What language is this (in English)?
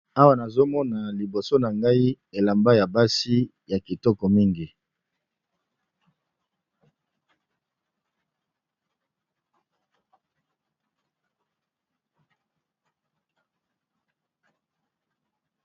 Lingala